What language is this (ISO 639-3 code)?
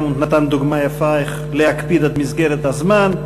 heb